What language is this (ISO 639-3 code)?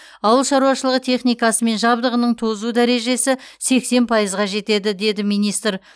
kaz